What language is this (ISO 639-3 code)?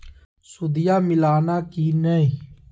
mag